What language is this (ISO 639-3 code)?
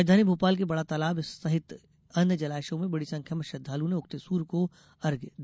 hin